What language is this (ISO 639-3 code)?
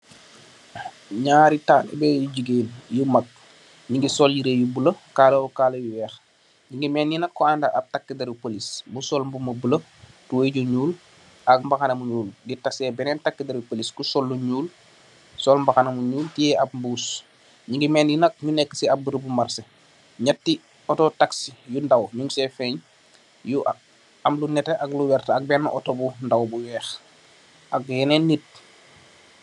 wol